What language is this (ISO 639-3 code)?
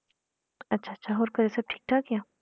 pan